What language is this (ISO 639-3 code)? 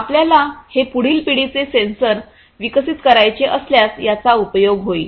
mar